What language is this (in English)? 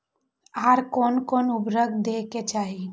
Maithili